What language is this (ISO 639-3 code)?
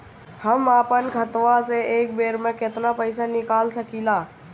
bho